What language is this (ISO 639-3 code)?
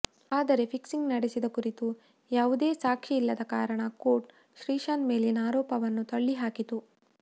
kan